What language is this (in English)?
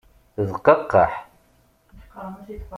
Kabyle